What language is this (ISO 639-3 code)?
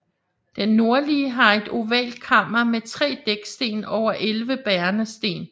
dan